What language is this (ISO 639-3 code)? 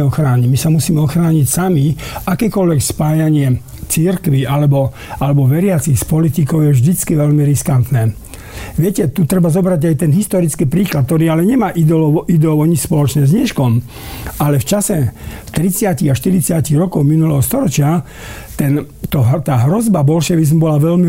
slk